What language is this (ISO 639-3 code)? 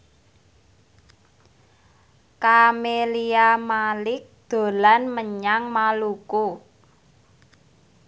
jav